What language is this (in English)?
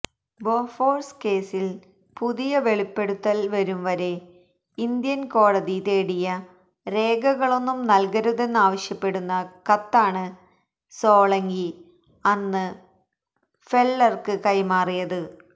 Malayalam